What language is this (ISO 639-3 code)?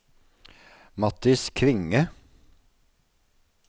nor